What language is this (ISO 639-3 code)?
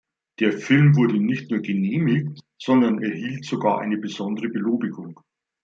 deu